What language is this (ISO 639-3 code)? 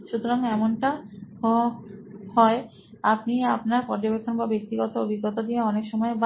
ben